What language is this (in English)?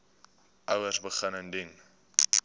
Afrikaans